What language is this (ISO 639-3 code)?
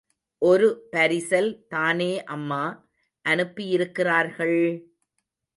tam